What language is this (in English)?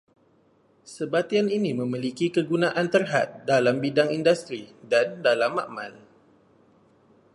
Malay